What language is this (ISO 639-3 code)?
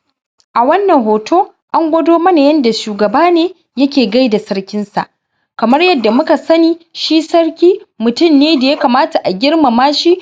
hau